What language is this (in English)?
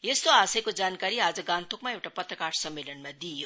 Nepali